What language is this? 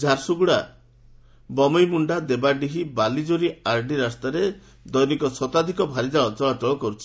Odia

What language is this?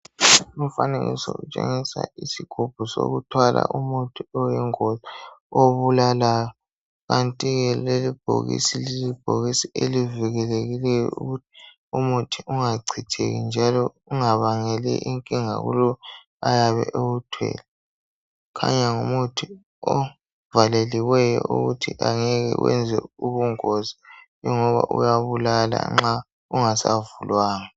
North Ndebele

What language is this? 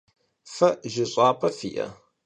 Kabardian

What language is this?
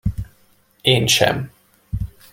Hungarian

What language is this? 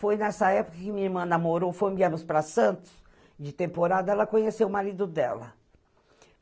Portuguese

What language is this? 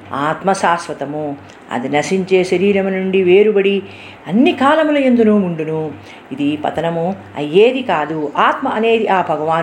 Telugu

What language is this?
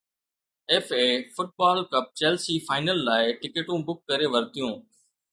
Sindhi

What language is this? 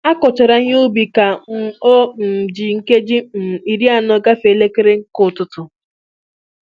Igbo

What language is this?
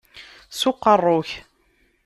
Kabyle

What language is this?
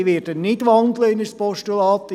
Swiss German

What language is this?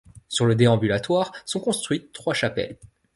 French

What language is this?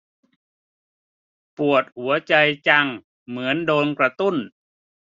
Thai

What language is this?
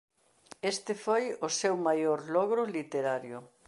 Galician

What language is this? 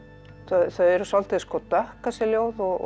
Icelandic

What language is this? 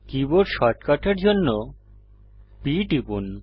Bangla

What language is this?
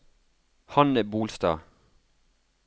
Norwegian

